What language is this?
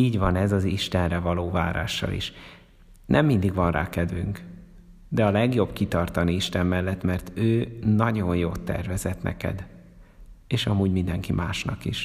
Hungarian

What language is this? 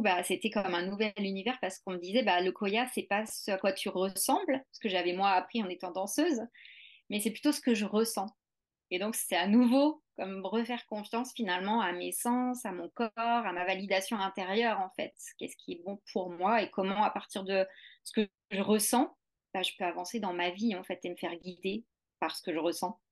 French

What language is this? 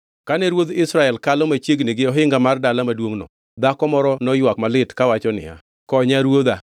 Luo (Kenya and Tanzania)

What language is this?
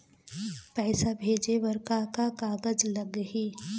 Chhattisgarhi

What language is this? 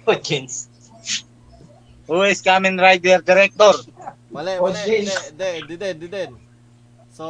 Filipino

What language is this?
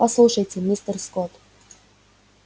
Russian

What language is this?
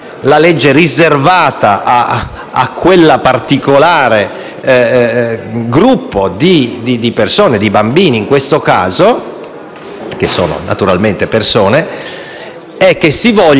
Italian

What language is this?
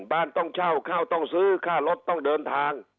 Thai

